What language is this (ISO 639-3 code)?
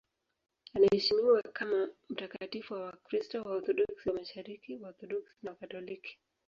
swa